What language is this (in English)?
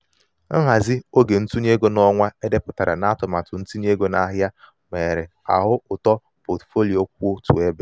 Igbo